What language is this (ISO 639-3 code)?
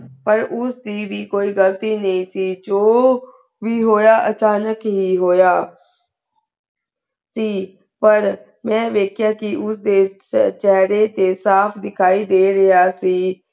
pan